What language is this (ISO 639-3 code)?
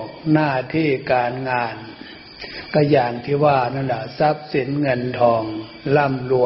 tha